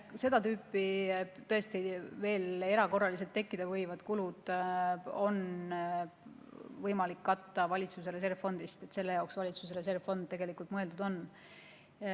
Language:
Estonian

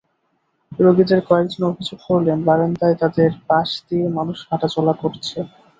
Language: Bangla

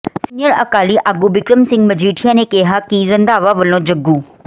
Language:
Punjabi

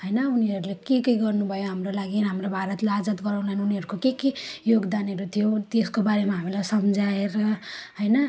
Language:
Nepali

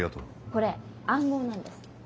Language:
Japanese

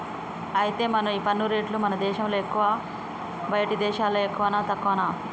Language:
Telugu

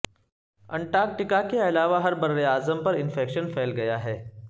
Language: Urdu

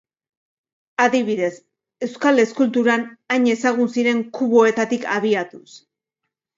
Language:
Basque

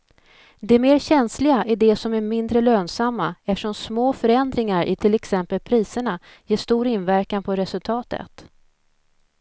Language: Swedish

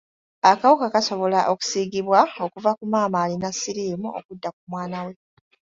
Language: Ganda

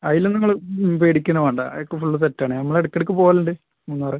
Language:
Malayalam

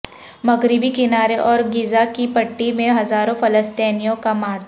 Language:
Urdu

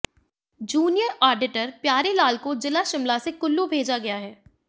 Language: Hindi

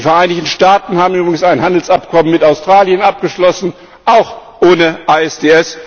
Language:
German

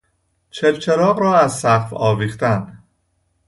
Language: Persian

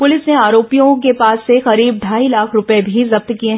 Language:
Hindi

